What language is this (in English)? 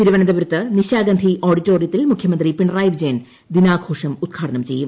Malayalam